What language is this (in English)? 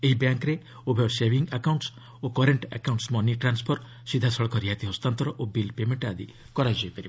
Odia